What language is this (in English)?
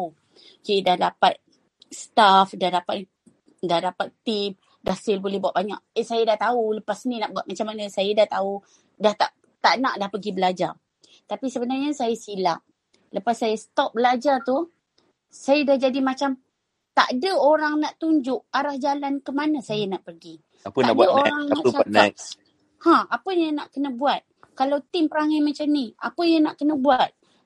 Malay